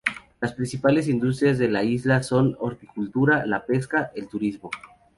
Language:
Spanish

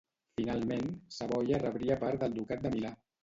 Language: Catalan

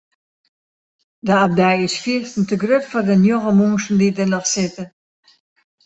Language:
Western Frisian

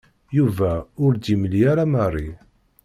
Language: Kabyle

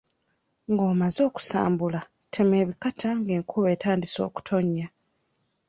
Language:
Ganda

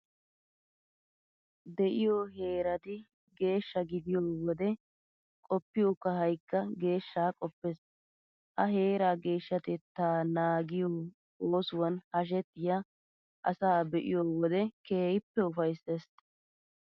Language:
Wolaytta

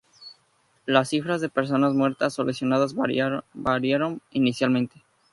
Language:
Spanish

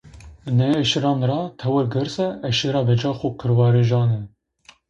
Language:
Zaza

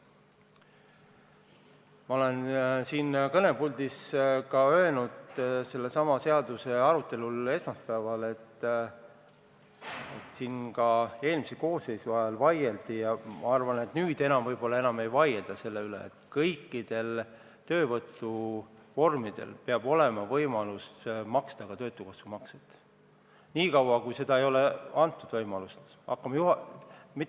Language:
Estonian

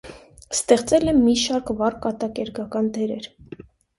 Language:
Armenian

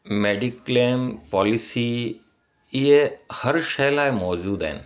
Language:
Sindhi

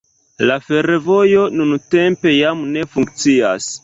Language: Esperanto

